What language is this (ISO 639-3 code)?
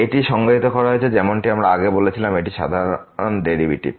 ben